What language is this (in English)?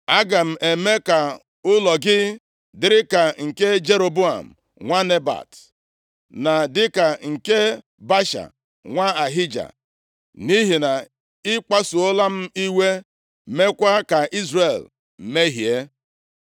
Igbo